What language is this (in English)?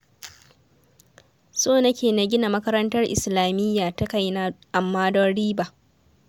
Hausa